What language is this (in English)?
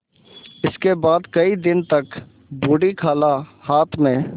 Hindi